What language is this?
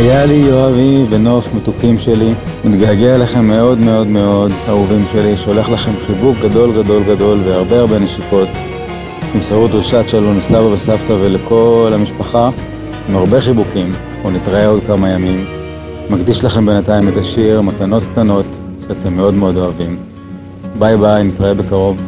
Hebrew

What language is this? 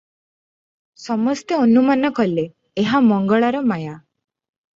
Odia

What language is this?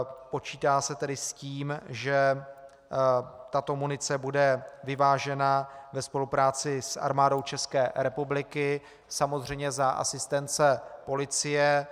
Czech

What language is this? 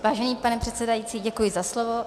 Czech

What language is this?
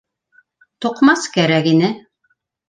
Bashkir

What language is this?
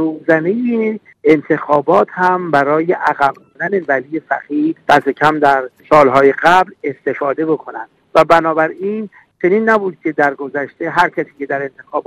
Persian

